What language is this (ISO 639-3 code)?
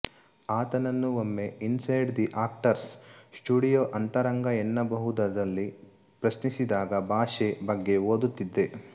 kan